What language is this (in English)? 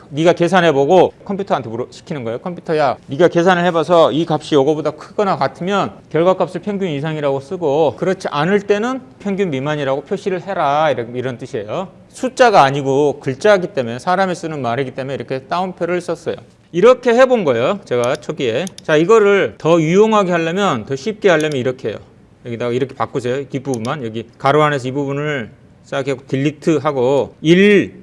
Korean